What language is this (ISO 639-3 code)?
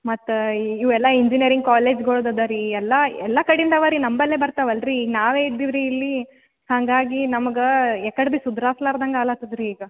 kan